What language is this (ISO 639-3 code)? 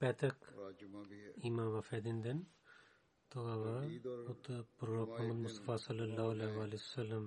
bul